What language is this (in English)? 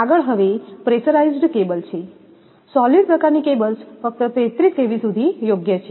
Gujarati